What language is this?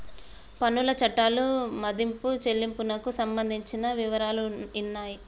Telugu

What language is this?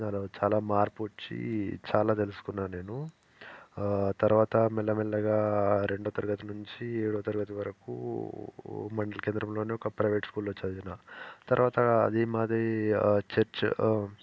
Telugu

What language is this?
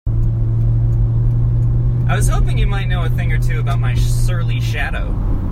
English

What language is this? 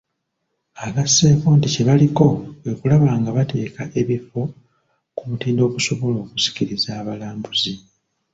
Ganda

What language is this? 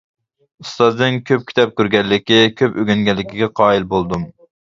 Uyghur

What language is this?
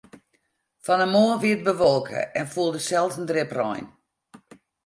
Western Frisian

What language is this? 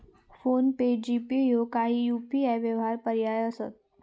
Marathi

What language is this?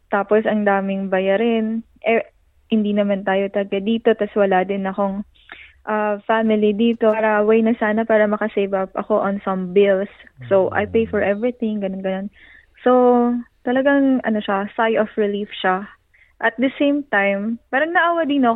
Filipino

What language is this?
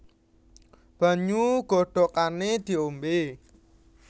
Javanese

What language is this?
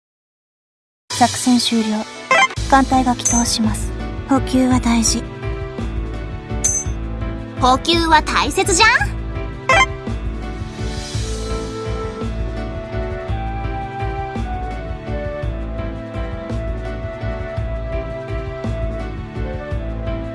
Japanese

